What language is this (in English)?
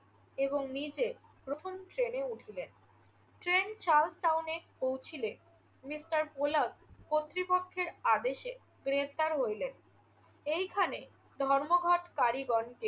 Bangla